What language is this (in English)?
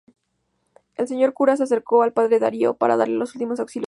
Spanish